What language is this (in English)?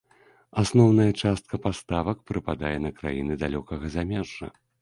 Belarusian